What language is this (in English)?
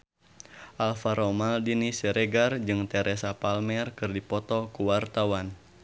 Sundanese